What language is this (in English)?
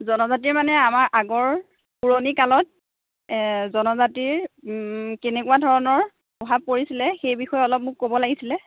Assamese